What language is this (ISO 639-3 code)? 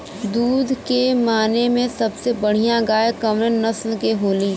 bho